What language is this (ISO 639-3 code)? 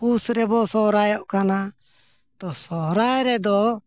sat